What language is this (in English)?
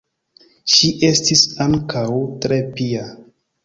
Esperanto